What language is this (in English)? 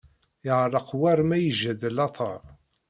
Kabyle